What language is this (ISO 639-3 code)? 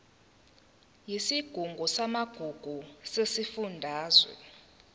zul